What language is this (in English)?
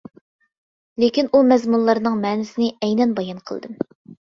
Uyghur